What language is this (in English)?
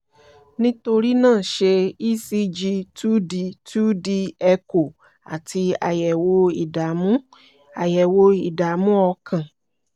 Yoruba